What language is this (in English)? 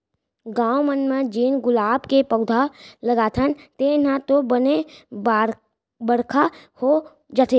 Chhattisgarhi